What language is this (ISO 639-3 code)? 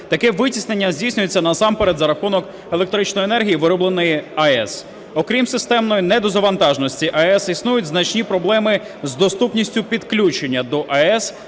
ukr